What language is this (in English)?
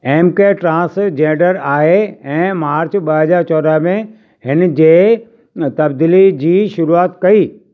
Sindhi